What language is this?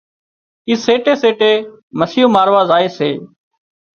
Wadiyara Koli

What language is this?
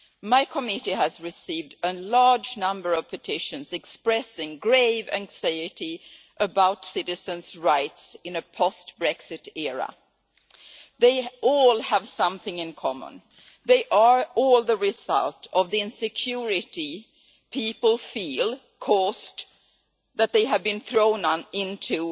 English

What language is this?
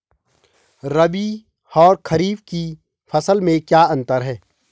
Hindi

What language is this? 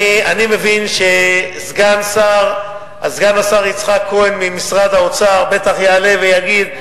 Hebrew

